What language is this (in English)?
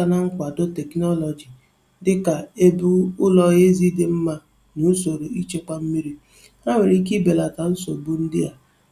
Igbo